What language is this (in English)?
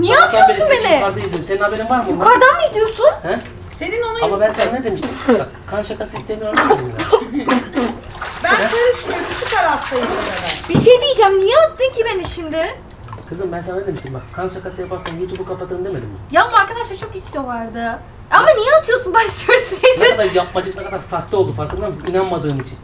Turkish